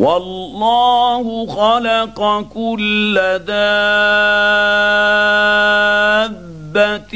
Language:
Arabic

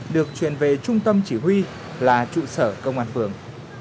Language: Vietnamese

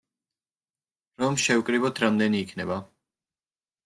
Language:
Georgian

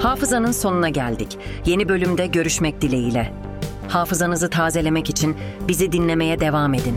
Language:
Turkish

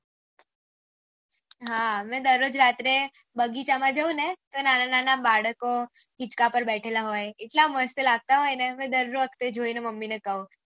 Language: Gujarati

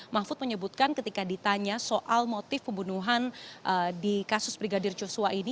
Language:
Indonesian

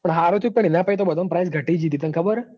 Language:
Gujarati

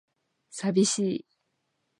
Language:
Japanese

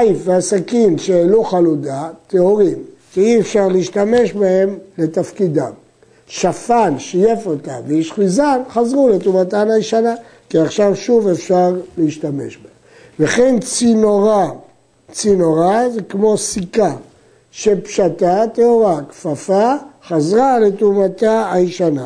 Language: Hebrew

